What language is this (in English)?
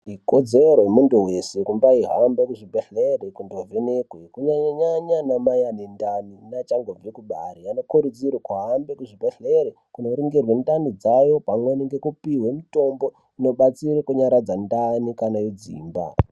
Ndau